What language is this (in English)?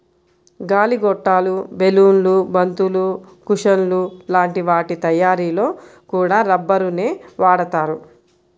Telugu